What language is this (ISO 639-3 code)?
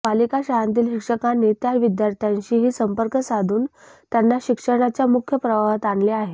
mar